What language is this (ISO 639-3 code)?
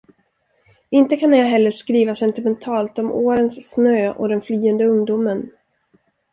swe